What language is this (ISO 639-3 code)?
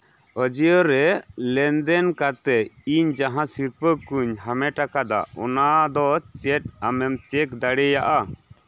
sat